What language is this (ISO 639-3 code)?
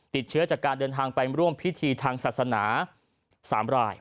tha